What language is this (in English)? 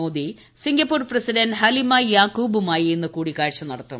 Malayalam